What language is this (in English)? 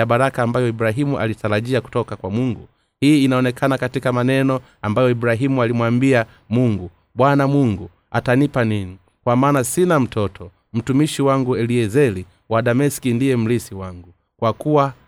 Swahili